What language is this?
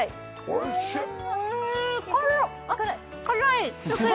Japanese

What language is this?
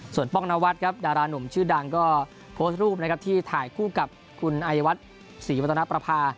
Thai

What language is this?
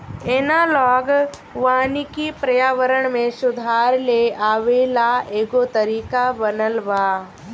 Bhojpuri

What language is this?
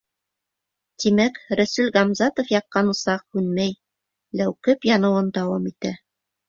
Bashkir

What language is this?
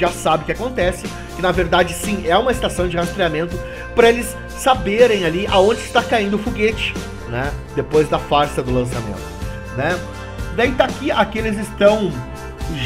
Portuguese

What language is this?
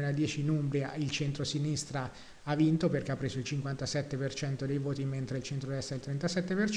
Italian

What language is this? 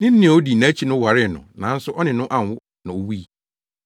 Akan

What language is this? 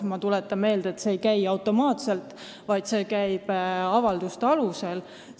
Estonian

